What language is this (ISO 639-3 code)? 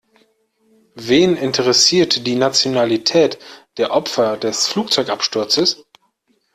deu